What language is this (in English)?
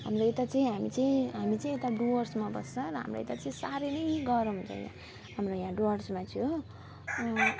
Nepali